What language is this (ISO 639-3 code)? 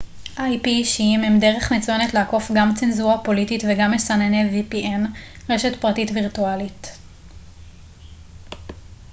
heb